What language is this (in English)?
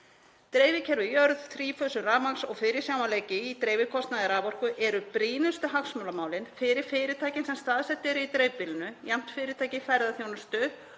Icelandic